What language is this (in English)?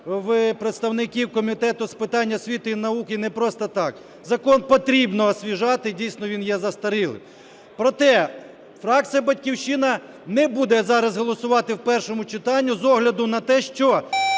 Ukrainian